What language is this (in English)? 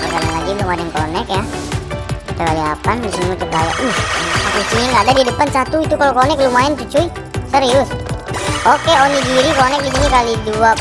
Indonesian